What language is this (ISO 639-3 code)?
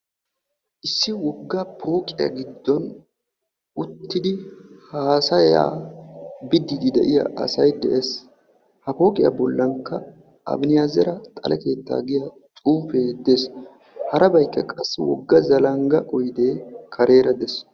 wal